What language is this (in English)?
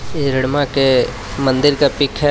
Hindi